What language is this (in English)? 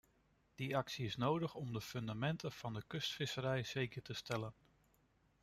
Dutch